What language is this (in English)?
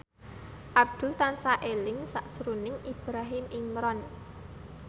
Javanese